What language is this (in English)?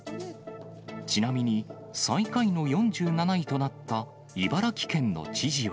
Japanese